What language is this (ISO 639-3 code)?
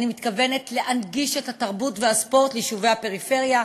heb